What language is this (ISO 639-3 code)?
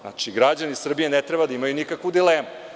srp